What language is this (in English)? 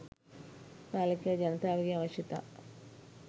Sinhala